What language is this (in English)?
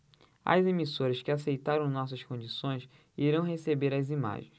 Portuguese